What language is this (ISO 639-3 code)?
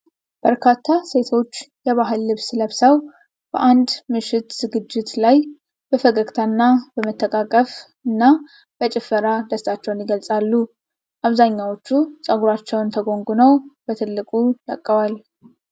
amh